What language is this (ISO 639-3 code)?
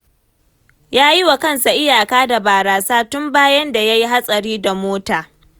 hau